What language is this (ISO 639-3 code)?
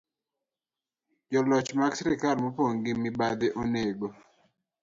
luo